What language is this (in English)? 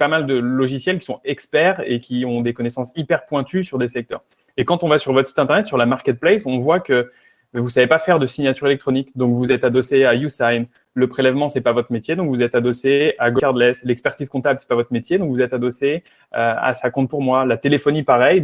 French